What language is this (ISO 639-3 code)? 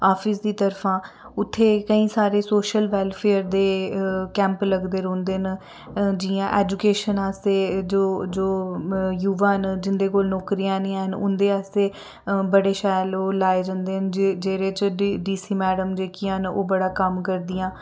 doi